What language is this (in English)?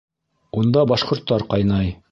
Bashkir